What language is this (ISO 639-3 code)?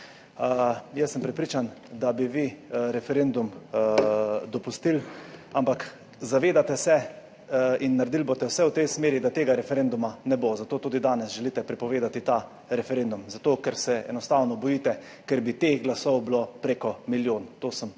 slv